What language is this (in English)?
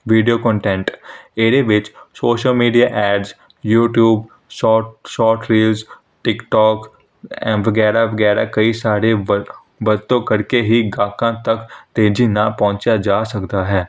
Punjabi